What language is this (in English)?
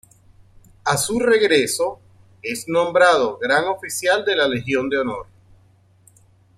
Spanish